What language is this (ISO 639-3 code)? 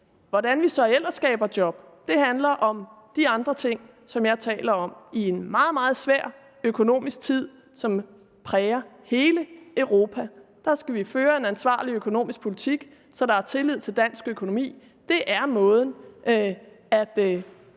dan